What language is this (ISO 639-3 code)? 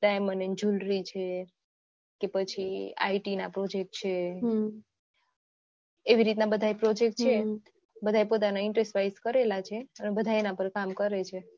guj